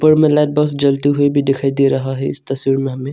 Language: Hindi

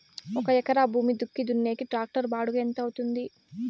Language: Telugu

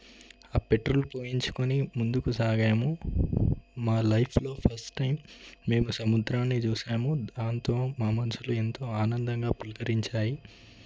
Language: Telugu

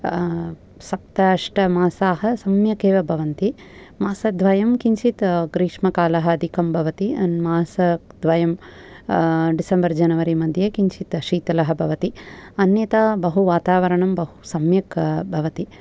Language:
Sanskrit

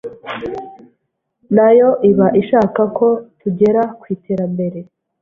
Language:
Kinyarwanda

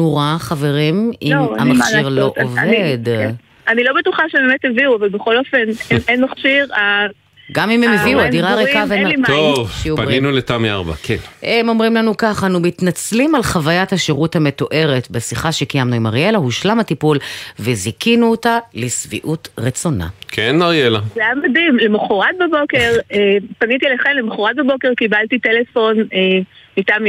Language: Hebrew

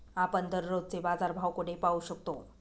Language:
Marathi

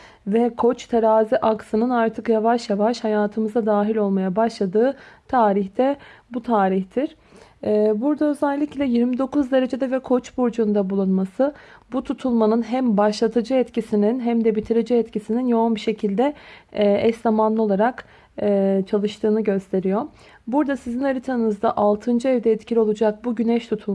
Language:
Turkish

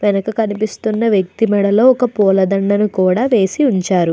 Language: Telugu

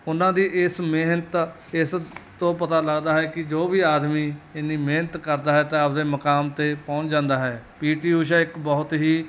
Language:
Punjabi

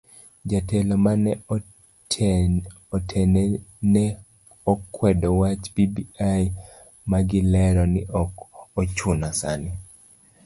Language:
Luo (Kenya and Tanzania)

